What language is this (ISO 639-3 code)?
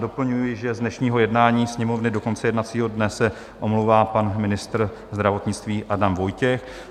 ces